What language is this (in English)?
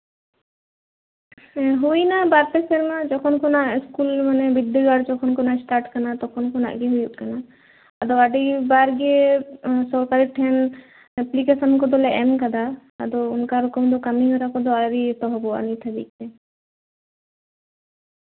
Santali